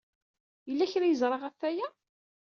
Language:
Kabyle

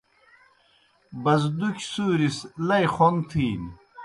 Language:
Kohistani Shina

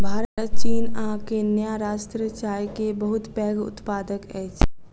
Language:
Maithili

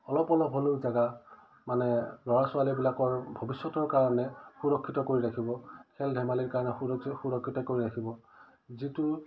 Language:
Assamese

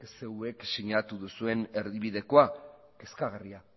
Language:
Basque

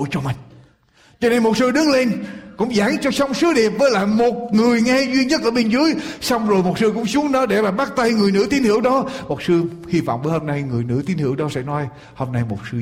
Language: Vietnamese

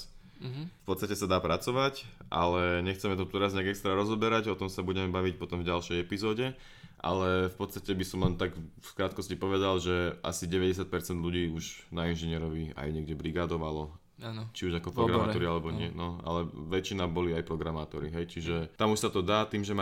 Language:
Slovak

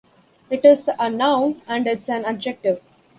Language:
English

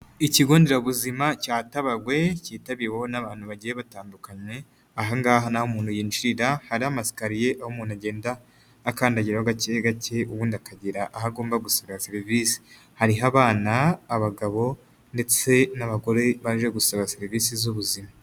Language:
Kinyarwanda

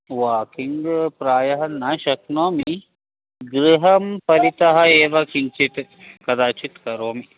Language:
Sanskrit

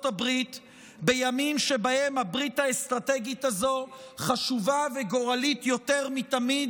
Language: Hebrew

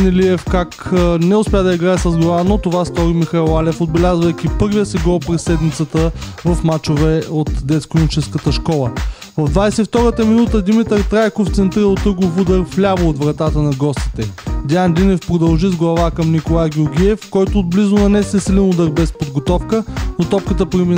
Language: Bulgarian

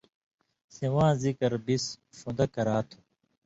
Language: Indus Kohistani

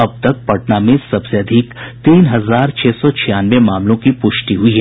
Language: Hindi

